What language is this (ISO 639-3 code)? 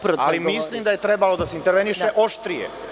srp